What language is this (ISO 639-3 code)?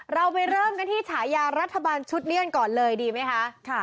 tha